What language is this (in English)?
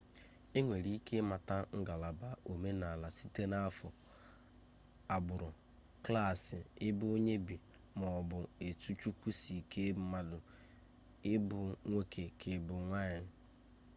Igbo